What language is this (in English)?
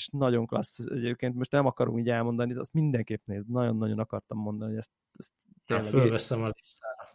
Hungarian